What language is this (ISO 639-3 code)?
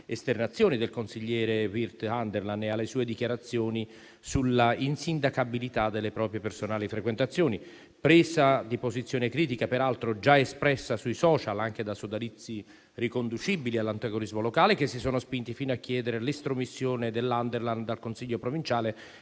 ita